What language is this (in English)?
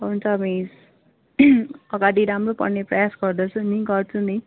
Nepali